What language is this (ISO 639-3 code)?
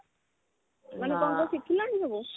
ori